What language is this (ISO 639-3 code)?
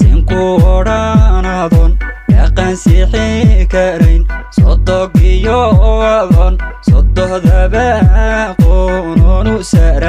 ara